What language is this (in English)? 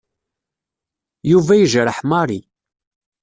Kabyle